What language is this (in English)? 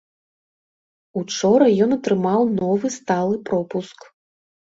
Belarusian